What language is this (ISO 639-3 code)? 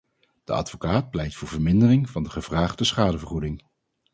nld